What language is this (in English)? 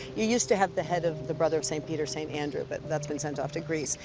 English